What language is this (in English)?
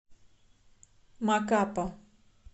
Russian